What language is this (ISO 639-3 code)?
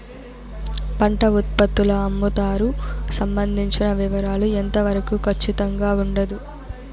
tel